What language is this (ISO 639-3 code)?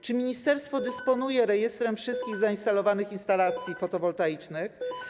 pol